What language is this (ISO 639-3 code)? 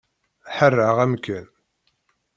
kab